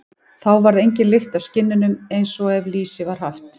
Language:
Icelandic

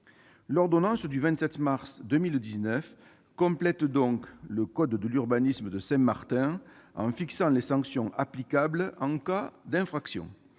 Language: French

